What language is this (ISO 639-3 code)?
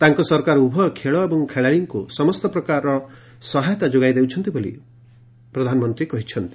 ori